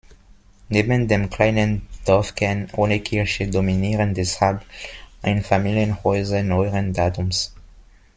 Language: German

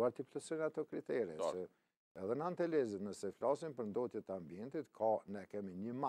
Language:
Romanian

